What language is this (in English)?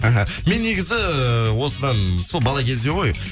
Kazakh